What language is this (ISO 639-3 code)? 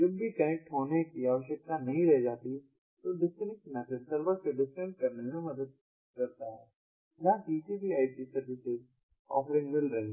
hin